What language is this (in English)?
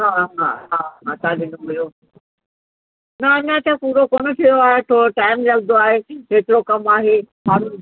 Sindhi